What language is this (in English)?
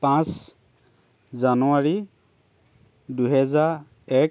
Assamese